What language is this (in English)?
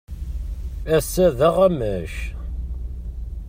Kabyle